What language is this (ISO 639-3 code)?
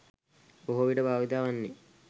sin